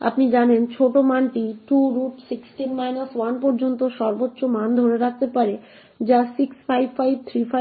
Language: Bangla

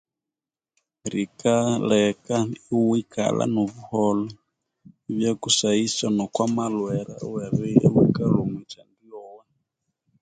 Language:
Konzo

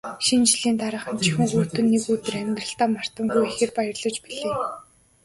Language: Mongolian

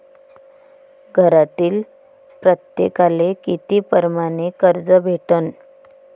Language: Marathi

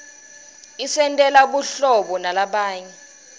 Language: Swati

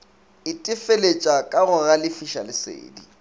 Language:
Northern Sotho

